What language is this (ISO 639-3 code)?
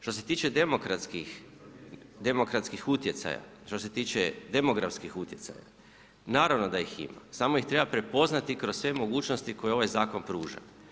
hrv